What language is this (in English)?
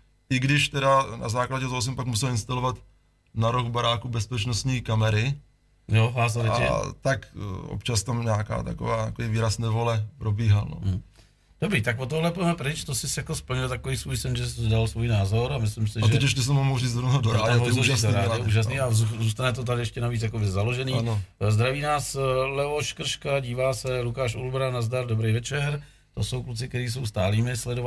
Czech